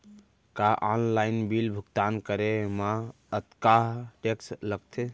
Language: Chhattisgarhi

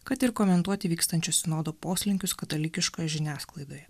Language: Lithuanian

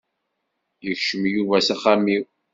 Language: Kabyle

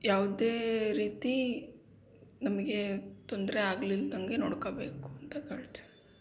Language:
Kannada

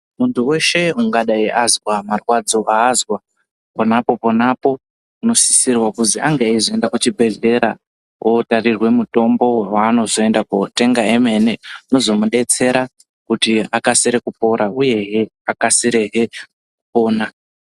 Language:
Ndau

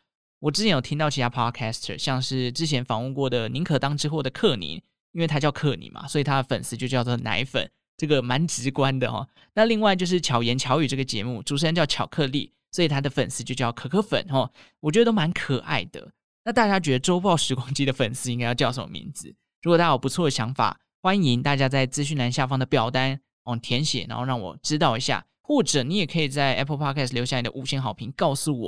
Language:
Chinese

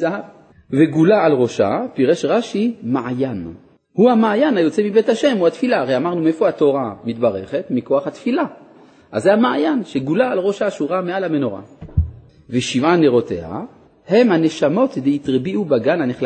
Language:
Hebrew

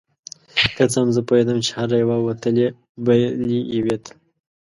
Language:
Pashto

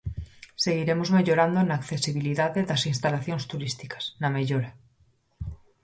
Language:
Galician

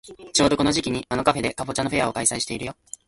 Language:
Japanese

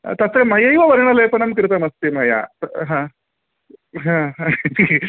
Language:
Sanskrit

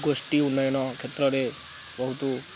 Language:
Odia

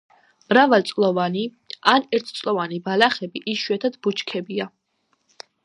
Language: Georgian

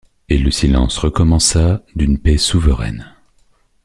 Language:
French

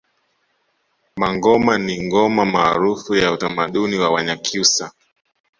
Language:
Swahili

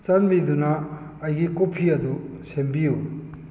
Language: Manipuri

